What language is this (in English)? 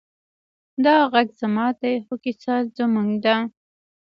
Pashto